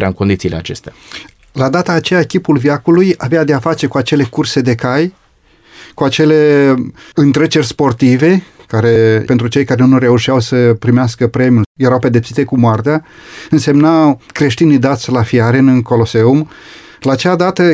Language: Romanian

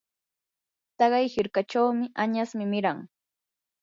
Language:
Yanahuanca Pasco Quechua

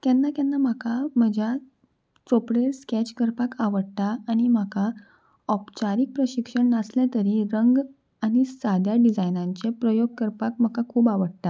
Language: Konkani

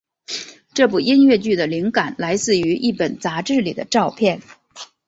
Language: Chinese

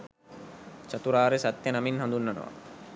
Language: Sinhala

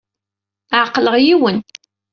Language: Kabyle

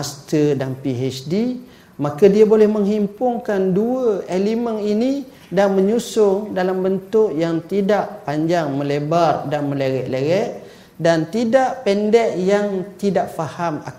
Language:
Malay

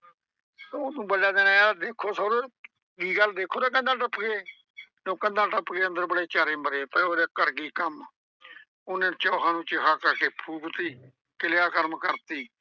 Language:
Punjabi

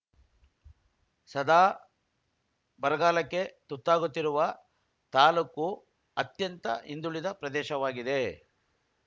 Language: Kannada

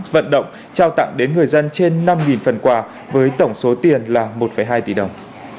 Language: Vietnamese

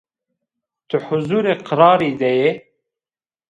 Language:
Zaza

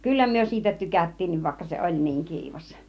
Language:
Finnish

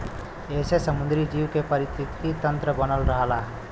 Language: Bhojpuri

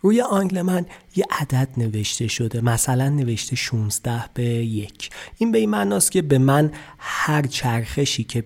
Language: Persian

